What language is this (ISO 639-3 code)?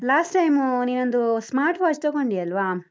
kan